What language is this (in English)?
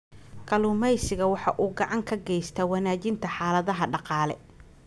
Somali